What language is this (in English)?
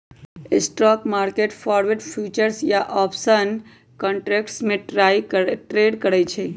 Magahi